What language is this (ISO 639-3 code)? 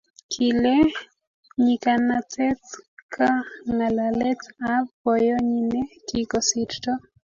kln